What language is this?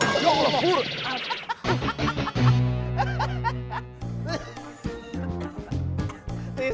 Indonesian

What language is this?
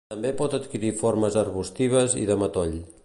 Catalan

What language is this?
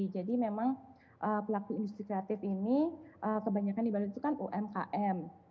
Indonesian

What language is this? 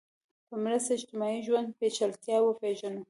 Pashto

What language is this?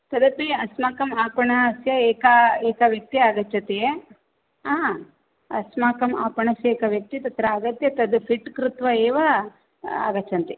Sanskrit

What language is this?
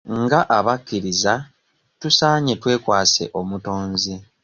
Ganda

